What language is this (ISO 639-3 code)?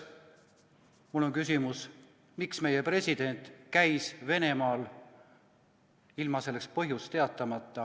est